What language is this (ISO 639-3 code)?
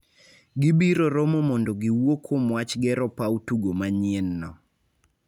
luo